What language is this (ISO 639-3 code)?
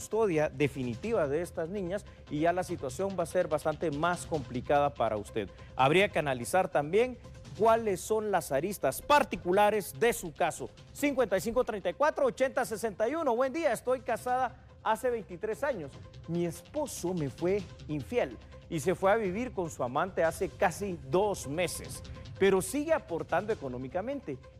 spa